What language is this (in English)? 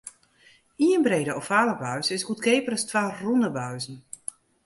Western Frisian